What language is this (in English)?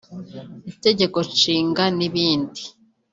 Kinyarwanda